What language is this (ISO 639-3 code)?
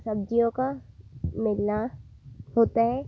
hin